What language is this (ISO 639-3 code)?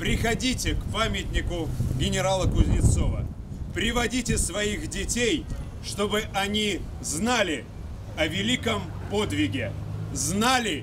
rus